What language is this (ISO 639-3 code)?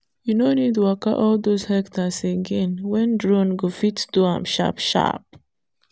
pcm